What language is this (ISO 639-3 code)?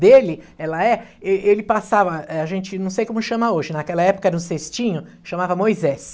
por